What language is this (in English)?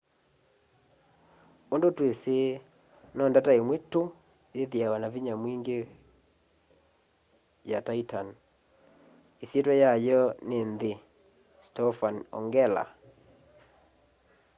Kamba